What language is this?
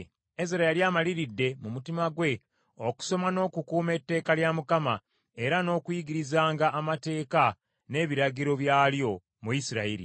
Ganda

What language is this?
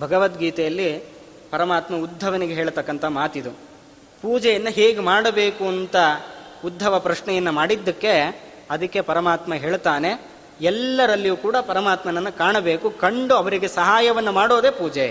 Kannada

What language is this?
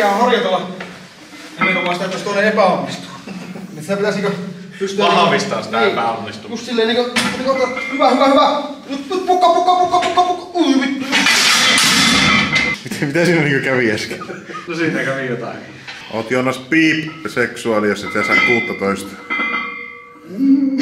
Finnish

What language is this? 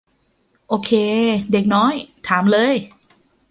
Thai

